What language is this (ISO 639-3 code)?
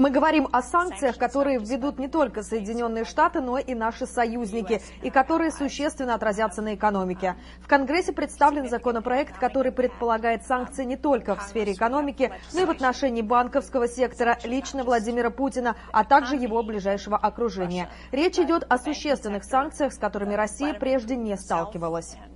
rus